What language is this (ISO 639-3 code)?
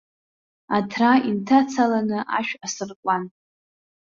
abk